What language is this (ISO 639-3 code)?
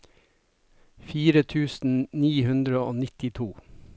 nor